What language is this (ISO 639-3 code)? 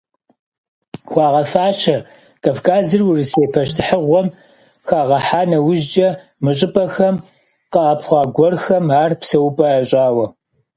kbd